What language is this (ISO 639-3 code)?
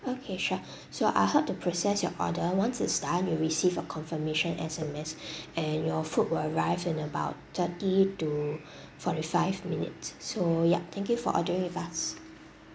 eng